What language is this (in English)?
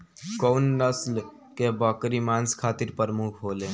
Bhojpuri